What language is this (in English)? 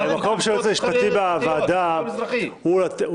Hebrew